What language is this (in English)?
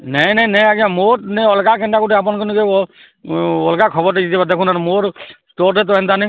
Odia